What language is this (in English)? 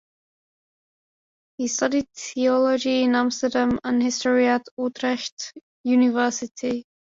English